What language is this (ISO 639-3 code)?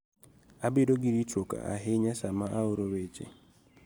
luo